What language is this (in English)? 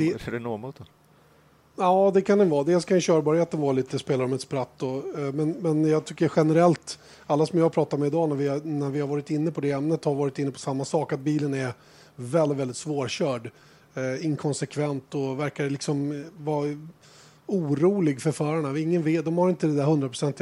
Swedish